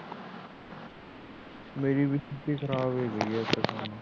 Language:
Punjabi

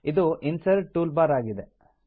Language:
Kannada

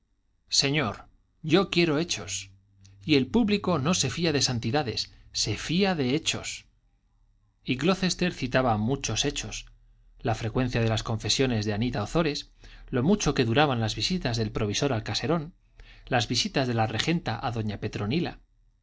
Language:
Spanish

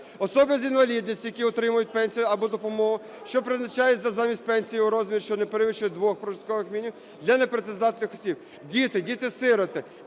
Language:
Ukrainian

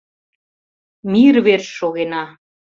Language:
Mari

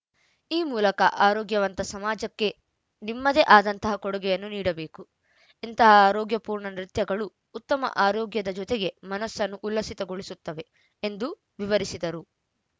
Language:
Kannada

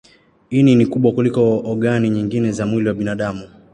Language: Swahili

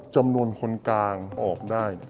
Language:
Thai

